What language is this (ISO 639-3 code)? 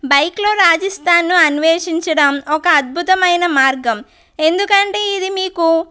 tel